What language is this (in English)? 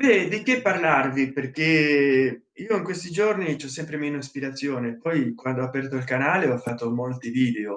Italian